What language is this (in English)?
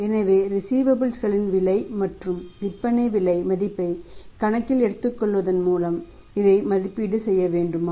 Tamil